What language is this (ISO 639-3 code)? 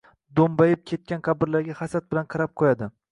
uzb